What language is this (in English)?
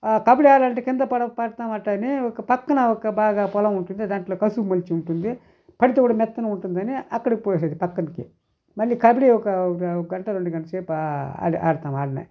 Telugu